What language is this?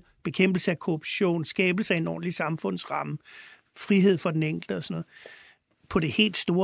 Danish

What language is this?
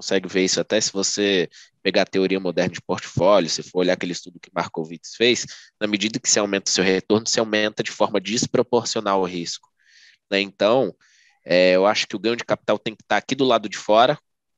Portuguese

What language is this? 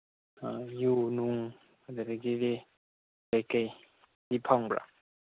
Manipuri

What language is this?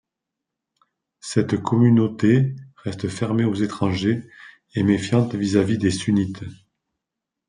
French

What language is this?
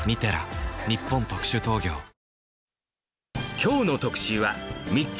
Japanese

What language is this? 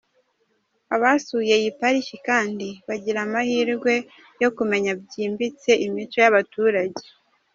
Kinyarwanda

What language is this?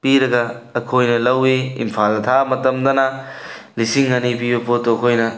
Manipuri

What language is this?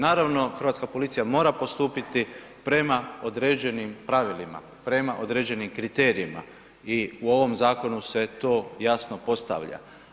Croatian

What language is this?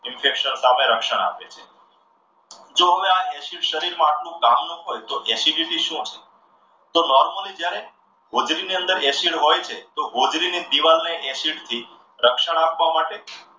Gujarati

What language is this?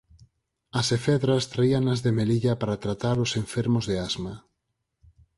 Galician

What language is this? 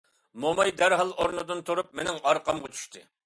Uyghur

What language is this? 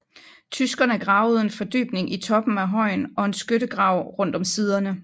Danish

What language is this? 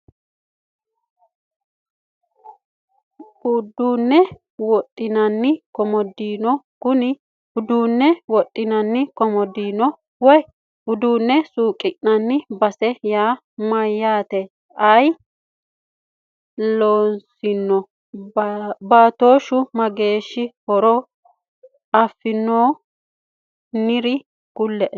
Sidamo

